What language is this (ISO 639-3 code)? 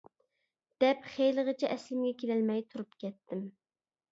uig